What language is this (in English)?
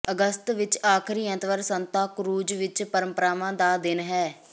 Punjabi